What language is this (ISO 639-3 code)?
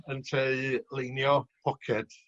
cym